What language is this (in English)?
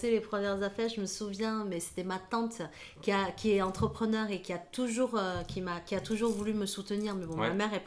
French